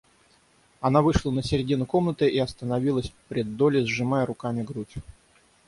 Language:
Russian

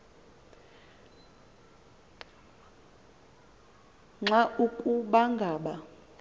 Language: Xhosa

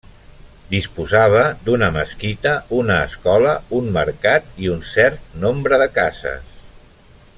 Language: Catalan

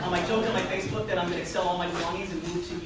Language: English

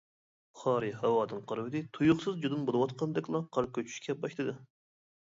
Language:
Uyghur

